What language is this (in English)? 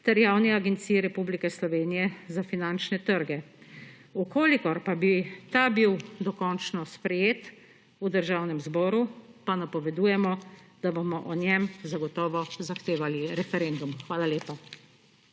Slovenian